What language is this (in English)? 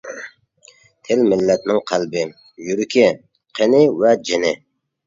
Uyghur